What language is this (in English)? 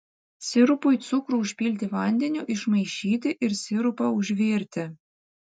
Lithuanian